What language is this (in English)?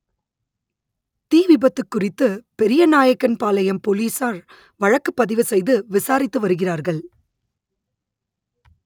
Tamil